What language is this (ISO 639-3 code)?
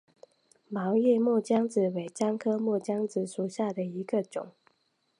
zho